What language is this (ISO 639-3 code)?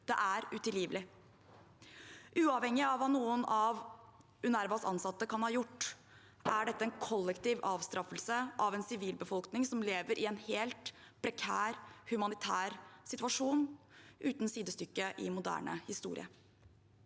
nor